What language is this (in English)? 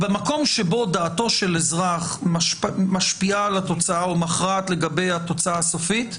Hebrew